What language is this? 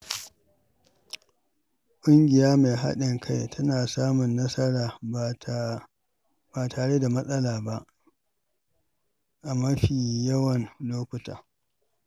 Hausa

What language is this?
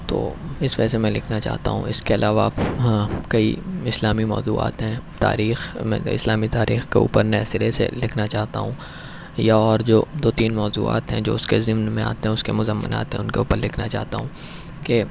Urdu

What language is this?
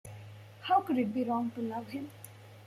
English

